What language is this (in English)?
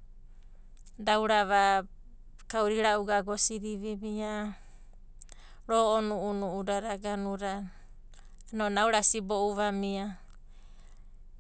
Abadi